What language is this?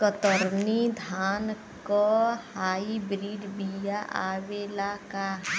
Bhojpuri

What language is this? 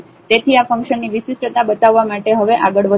Gujarati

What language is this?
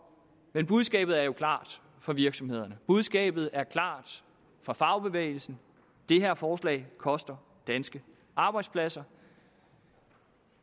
Danish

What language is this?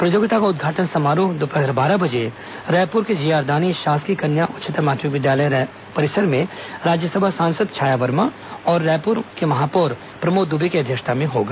Hindi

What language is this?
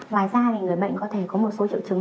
Vietnamese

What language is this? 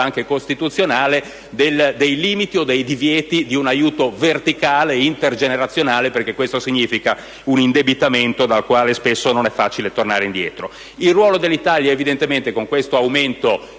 Italian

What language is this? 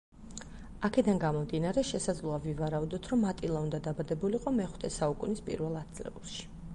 Georgian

